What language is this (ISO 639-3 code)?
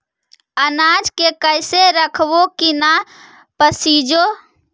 mag